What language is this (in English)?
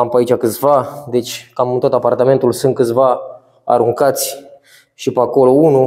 Romanian